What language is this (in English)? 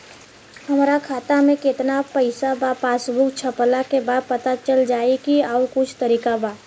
Bhojpuri